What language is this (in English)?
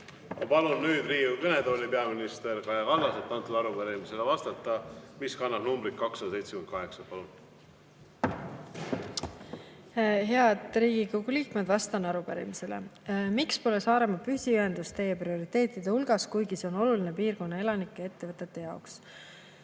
Estonian